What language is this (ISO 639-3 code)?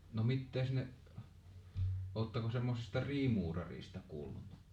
fin